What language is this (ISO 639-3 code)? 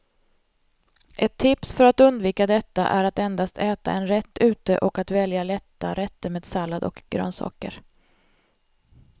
swe